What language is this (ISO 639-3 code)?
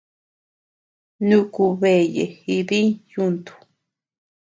cux